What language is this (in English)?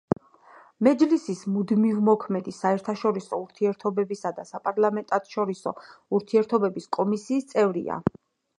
Georgian